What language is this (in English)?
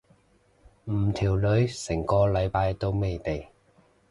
Cantonese